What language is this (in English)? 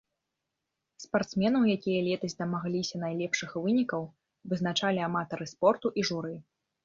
Belarusian